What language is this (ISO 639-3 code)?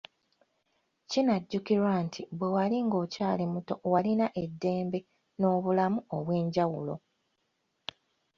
lug